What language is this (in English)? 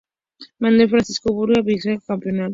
Spanish